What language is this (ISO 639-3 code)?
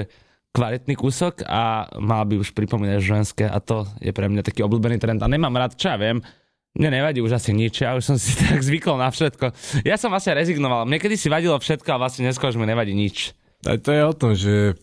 slk